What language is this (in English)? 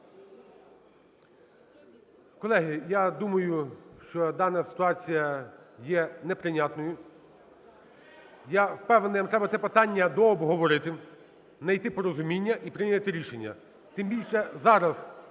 Ukrainian